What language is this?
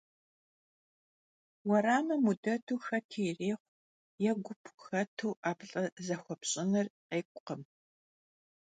Kabardian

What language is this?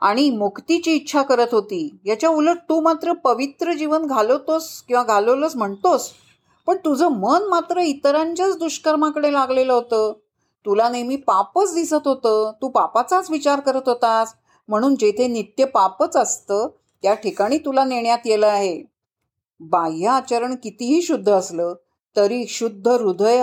Marathi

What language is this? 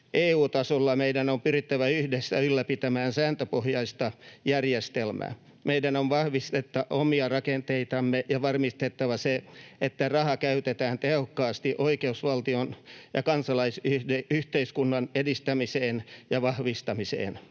Finnish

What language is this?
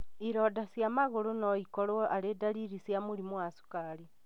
Kikuyu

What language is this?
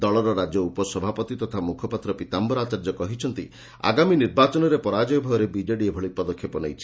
Odia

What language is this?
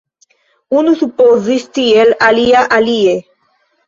Esperanto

